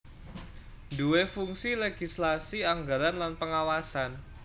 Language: Javanese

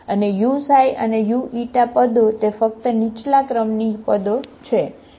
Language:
Gujarati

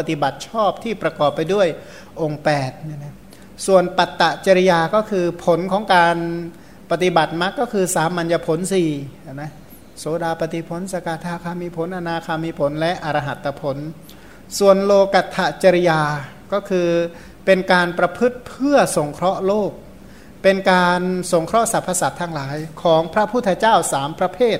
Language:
Thai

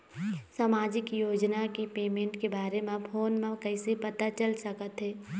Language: Chhattisgarhi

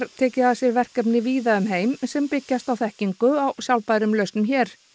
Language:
Icelandic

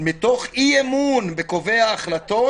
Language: Hebrew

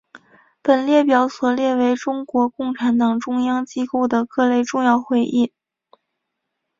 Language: Chinese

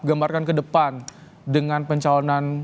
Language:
Indonesian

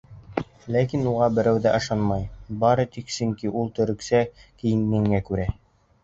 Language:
Bashkir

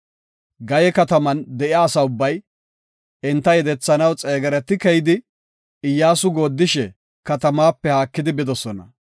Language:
Gofa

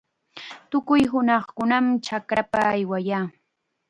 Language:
Chiquián Ancash Quechua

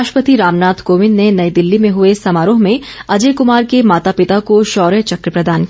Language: Hindi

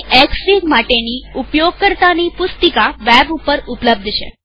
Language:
Gujarati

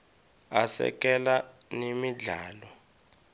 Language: Swati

